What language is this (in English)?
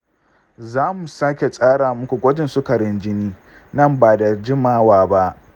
Hausa